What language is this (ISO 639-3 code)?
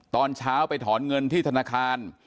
tha